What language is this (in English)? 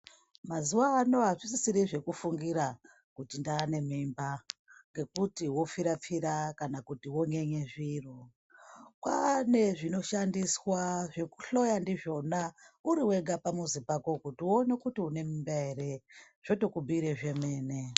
Ndau